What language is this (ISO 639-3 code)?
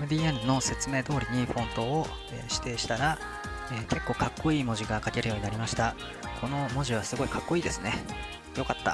jpn